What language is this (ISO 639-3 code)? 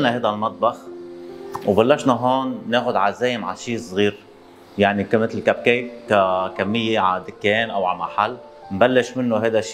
ara